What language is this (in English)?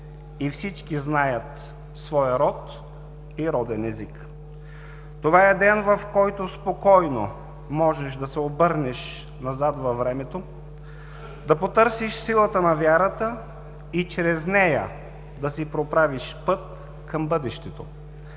Bulgarian